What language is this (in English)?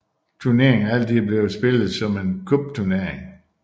Danish